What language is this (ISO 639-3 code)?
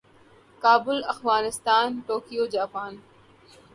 urd